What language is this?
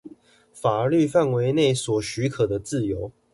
Chinese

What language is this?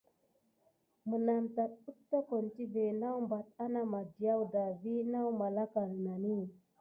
Gidar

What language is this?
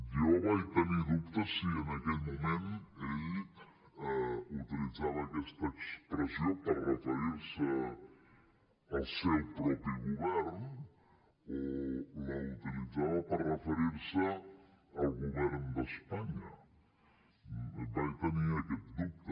Catalan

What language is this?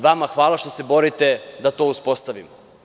Serbian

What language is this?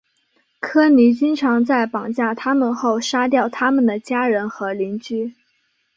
Chinese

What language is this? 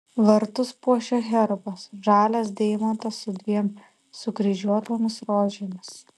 Lithuanian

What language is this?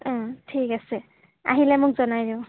Assamese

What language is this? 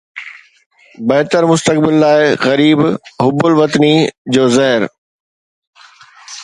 Sindhi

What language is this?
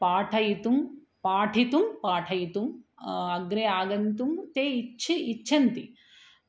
Sanskrit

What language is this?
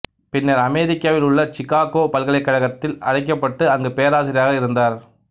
Tamil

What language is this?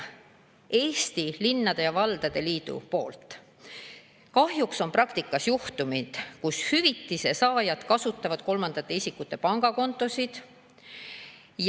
Estonian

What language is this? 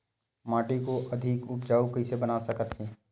Chhattisgarhi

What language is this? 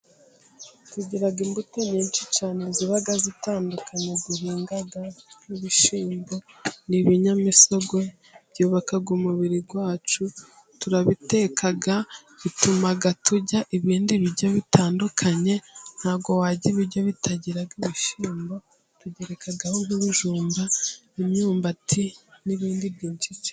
Kinyarwanda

